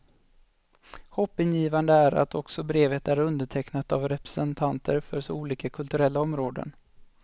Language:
Swedish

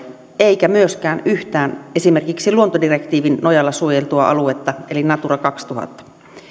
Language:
Finnish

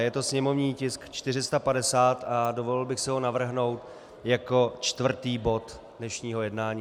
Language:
Czech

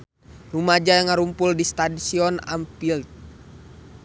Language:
Sundanese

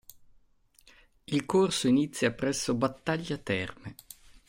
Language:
Italian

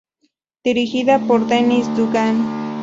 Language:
Spanish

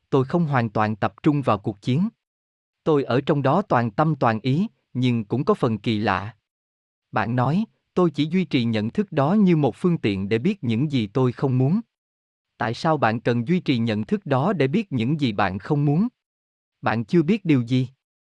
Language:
Vietnamese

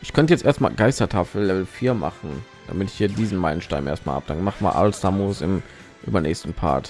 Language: German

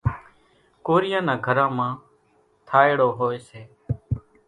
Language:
Kachi Koli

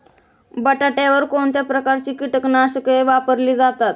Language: Marathi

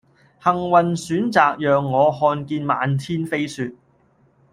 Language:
Cantonese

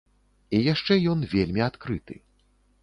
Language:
Belarusian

